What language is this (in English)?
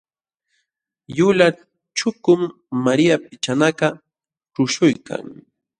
Jauja Wanca Quechua